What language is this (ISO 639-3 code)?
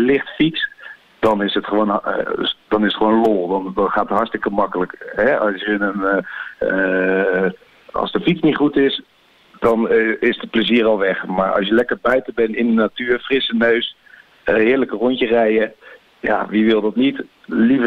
nld